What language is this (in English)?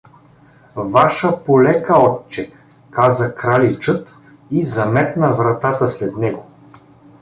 Bulgarian